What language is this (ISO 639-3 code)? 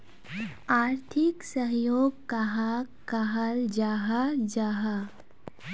mag